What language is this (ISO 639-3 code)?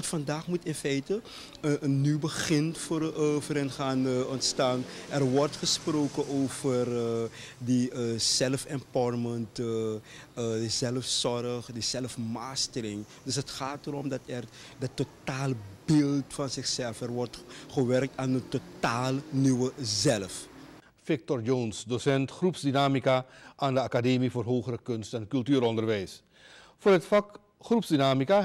nld